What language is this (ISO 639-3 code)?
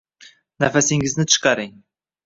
uzb